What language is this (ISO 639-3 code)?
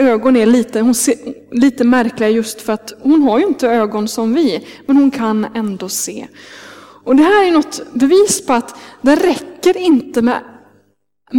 swe